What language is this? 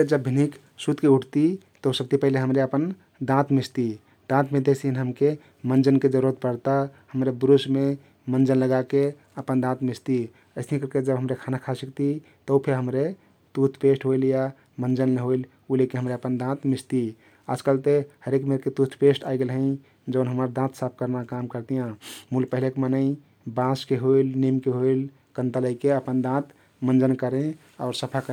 Kathoriya Tharu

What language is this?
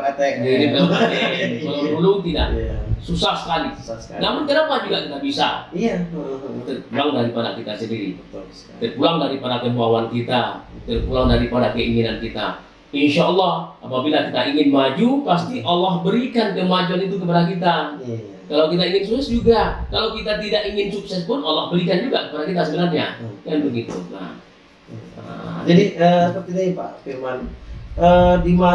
Indonesian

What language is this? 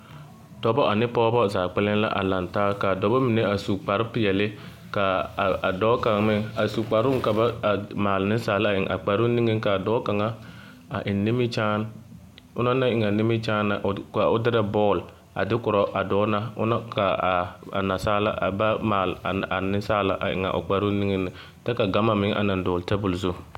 Southern Dagaare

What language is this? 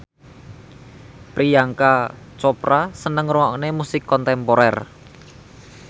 Javanese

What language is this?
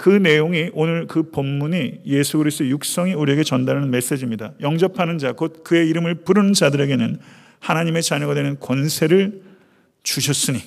Korean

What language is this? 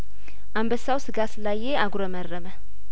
Amharic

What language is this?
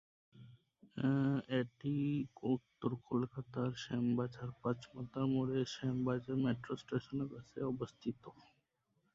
Bangla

